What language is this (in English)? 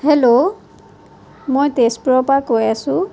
Assamese